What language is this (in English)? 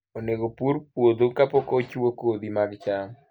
Luo (Kenya and Tanzania)